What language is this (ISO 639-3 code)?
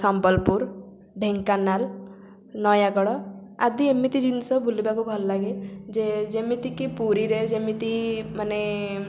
ori